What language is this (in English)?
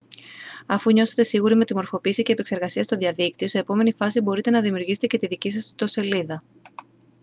Greek